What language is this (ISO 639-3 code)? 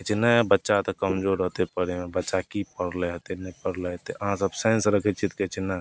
mai